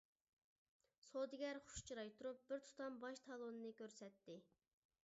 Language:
Uyghur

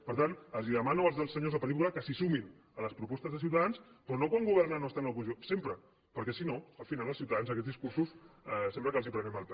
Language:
Catalan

